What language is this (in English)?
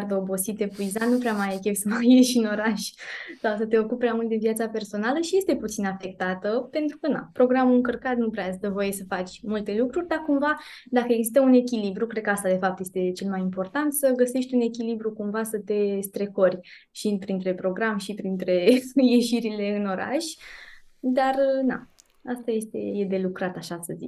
Romanian